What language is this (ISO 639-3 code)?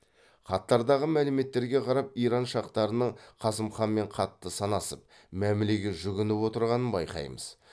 kaz